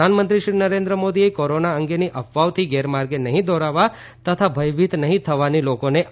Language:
Gujarati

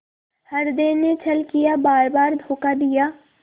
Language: Hindi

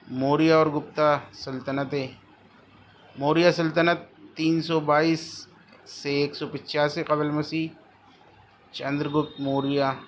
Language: Urdu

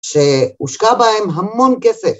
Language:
Hebrew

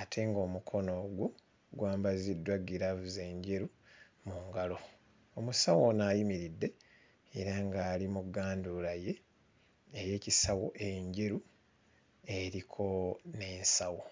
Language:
Ganda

